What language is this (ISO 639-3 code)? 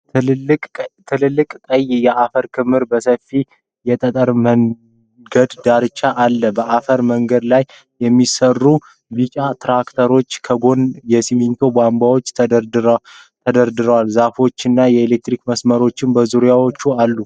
amh